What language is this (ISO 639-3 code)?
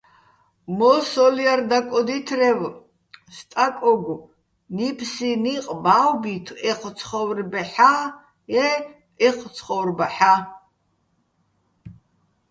bbl